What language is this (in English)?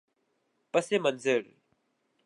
Urdu